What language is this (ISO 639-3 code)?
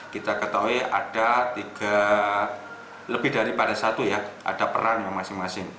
ind